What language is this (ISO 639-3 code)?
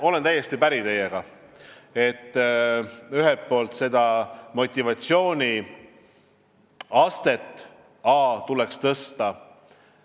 est